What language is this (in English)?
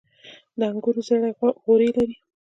Pashto